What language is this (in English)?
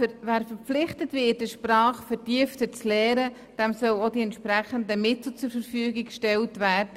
Swiss German